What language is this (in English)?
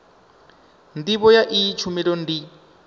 Venda